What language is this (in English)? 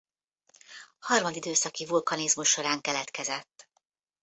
Hungarian